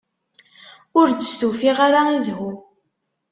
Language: Kabyle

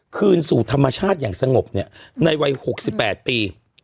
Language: Thai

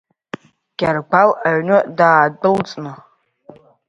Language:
Abkhazian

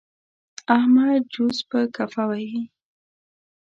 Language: Pashto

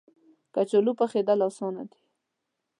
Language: Pashto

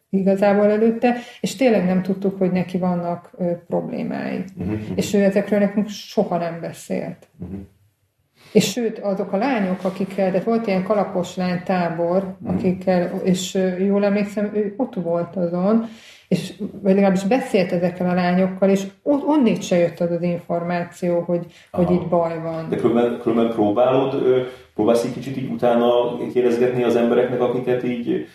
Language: Hungarian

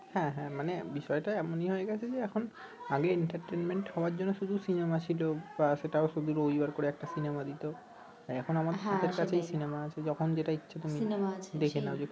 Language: Bangla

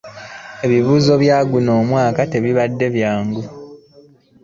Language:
Ganda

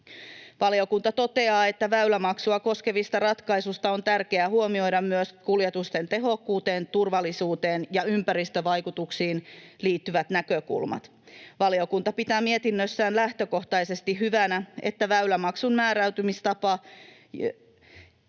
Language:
Finnish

